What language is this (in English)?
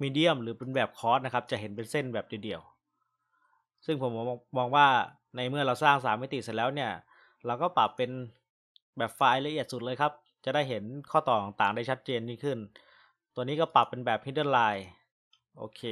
Thai